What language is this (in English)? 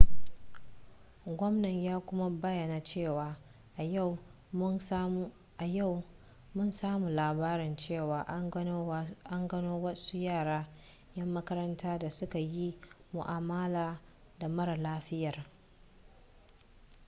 Hausa